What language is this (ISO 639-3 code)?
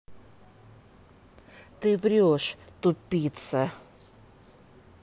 rus